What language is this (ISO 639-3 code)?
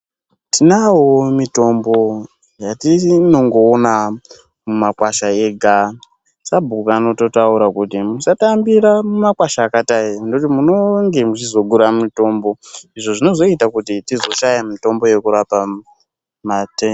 ndc